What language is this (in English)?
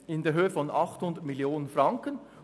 Swiss German